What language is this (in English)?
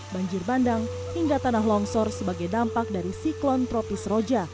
Indonesian